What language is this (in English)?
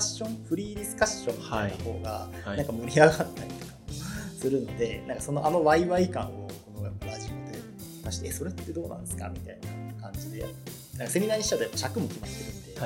Japanese